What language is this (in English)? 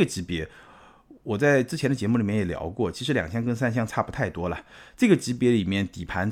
Chinese